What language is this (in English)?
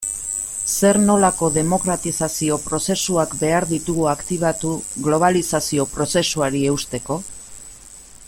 Basque